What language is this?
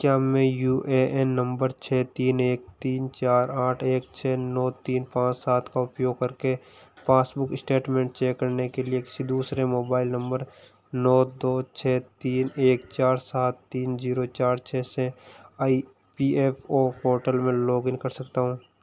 Hindi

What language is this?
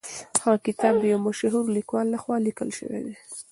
Pashto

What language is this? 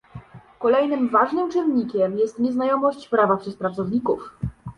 Polish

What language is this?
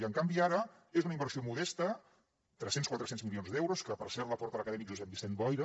Catalan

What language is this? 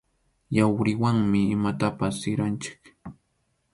Arequipa-La Unión Quechua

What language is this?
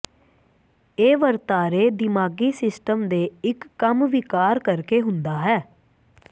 Punjabi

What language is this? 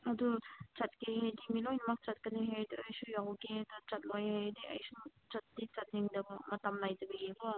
Manipuri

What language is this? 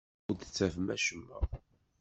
Kabyle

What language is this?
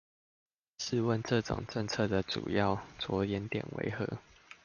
Chinese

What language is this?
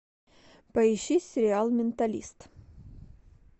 Russian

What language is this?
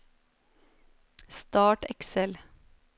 Norwegian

